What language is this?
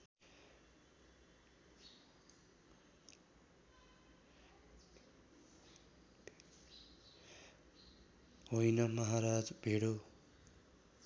Nepali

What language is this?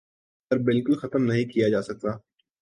Urdu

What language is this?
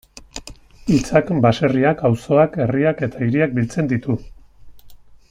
Basque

